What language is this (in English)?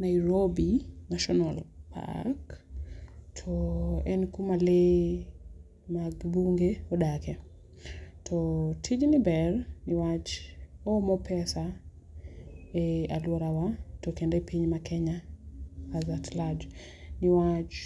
Luo (Kenya and Tanzania)